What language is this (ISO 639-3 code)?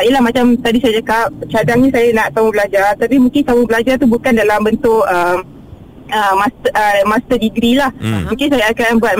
msa